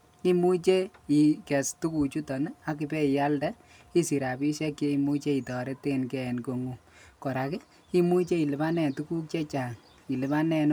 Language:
Kalenjin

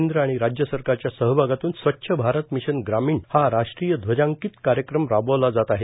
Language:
Marathi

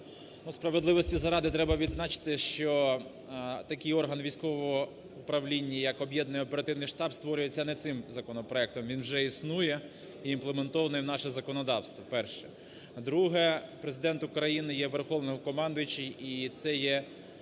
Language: Ukrainian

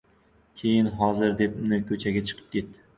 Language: Uzbek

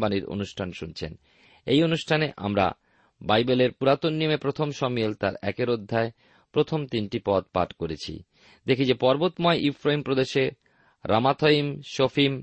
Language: Bangla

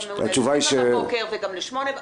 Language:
Hebrew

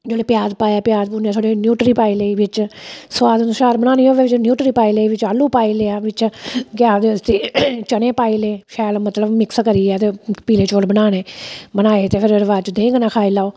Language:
Dogri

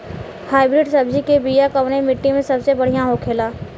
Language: Bhojpuri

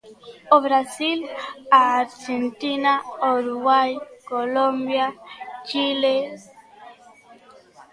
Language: Galician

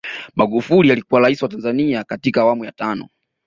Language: Swahili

